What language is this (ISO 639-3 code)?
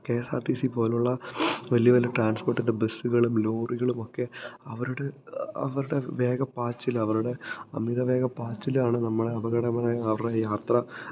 mal